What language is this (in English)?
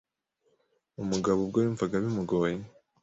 Kinyarwanda